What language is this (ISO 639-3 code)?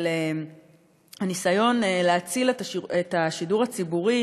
heb